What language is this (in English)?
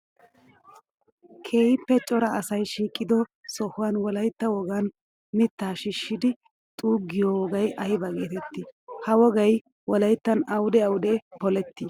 Wolaytta